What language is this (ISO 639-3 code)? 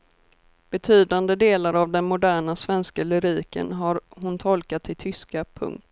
swe